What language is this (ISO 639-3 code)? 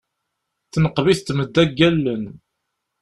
kab